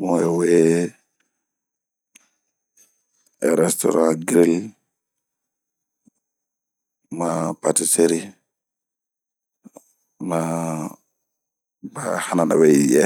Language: Bomu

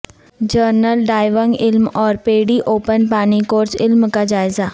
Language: Urdu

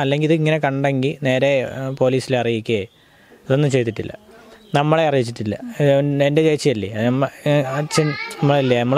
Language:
Malayalam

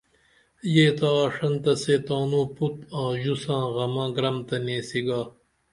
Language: Dameli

